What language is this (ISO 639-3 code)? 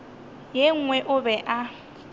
nso